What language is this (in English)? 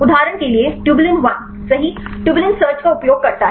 Hindi